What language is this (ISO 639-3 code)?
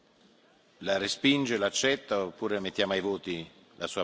ita